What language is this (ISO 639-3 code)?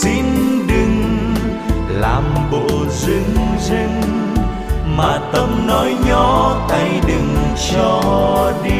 vie